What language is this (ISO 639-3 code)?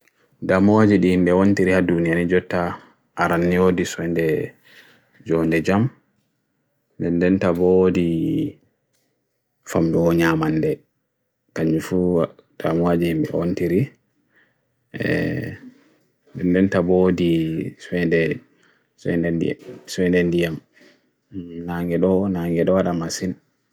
fui